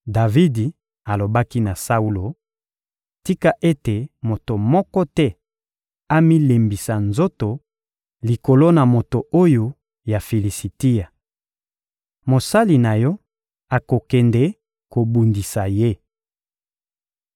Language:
Lingala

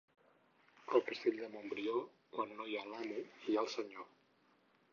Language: Catalan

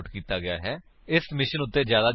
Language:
Punjabi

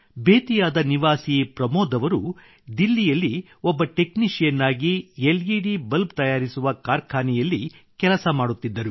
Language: Kannada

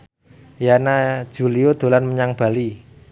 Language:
Javanese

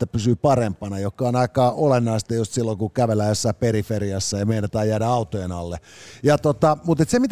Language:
Finnish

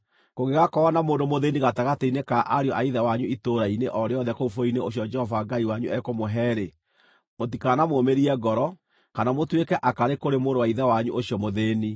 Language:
Kikuyu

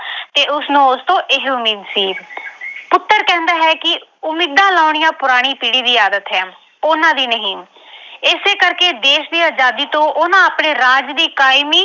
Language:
Punjabi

